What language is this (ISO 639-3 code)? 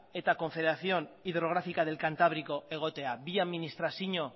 eus